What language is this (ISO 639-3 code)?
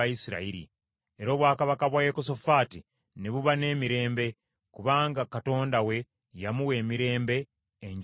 lug